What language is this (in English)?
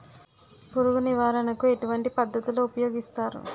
Telugu